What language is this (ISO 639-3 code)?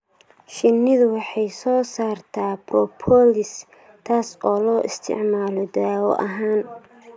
som